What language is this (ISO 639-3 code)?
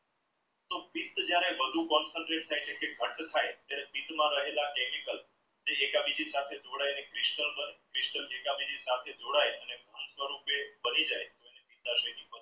guj